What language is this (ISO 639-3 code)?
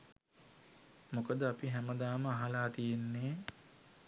sin